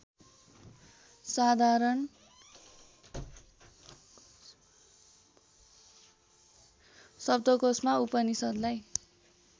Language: Nepali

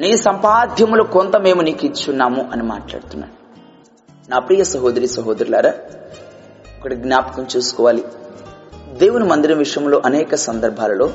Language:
Telugu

